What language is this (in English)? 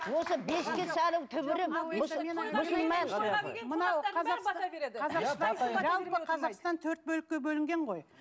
Kazakh